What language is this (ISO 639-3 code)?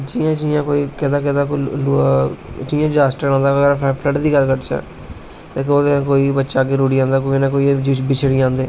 doi